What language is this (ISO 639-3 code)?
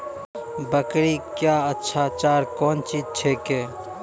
mai